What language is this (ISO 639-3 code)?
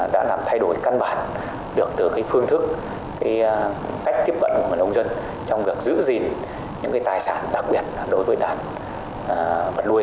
vie